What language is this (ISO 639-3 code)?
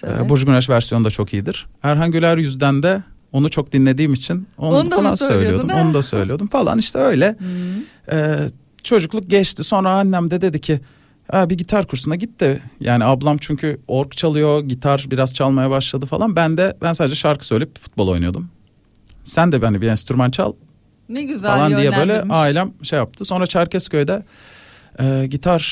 tur